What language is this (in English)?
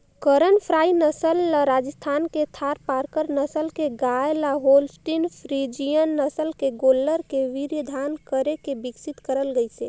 Chhattisgarhi